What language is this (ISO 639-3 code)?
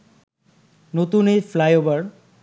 ben